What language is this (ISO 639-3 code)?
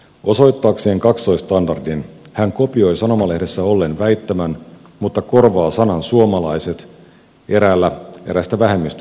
fin